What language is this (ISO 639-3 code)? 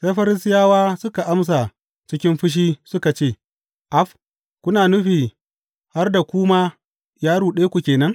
hau